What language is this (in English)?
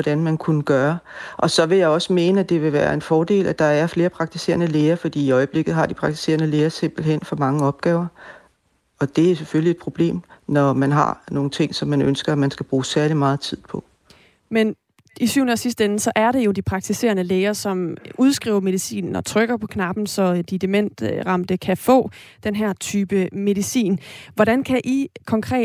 Danish